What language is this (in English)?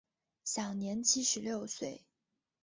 Chinese